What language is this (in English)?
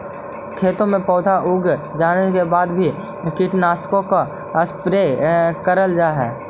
Magahi